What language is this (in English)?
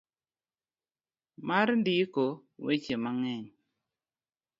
Luo (Kenya and Tanzania)